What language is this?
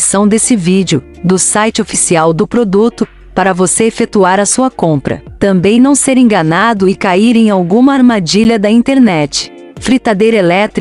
Portuguese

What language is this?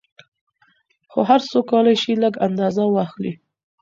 Pashto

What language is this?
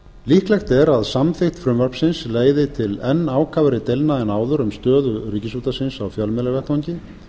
Icelandic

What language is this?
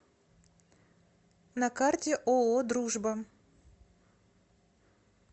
Russian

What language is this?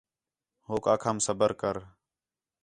Khetrani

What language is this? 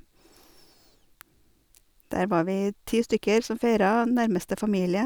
Norwegian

